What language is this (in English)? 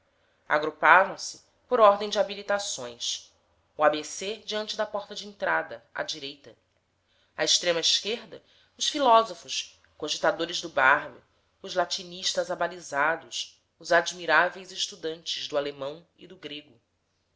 Portuguese